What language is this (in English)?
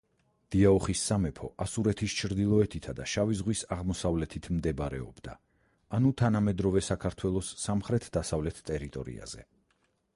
Georgian